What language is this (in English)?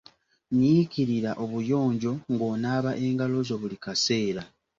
Ganda